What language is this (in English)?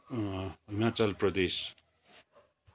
Nepali